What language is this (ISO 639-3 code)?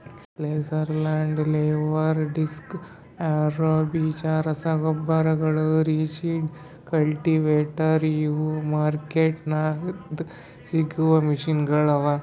kan